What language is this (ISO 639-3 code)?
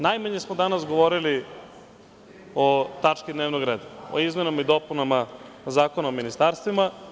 srp